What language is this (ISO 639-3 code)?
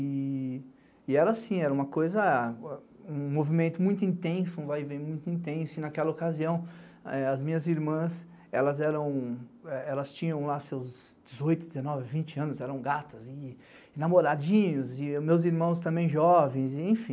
por